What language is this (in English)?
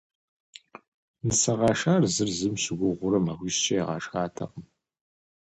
Kabardian